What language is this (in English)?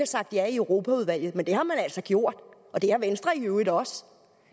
Danish